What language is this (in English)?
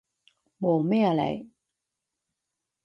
Cantonese